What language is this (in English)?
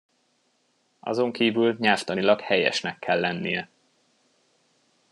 Hungarian